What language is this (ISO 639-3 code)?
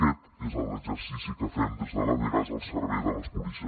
cat